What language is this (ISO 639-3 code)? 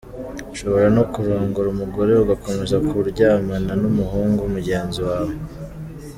kin